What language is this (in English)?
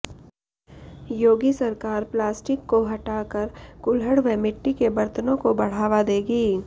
Hindi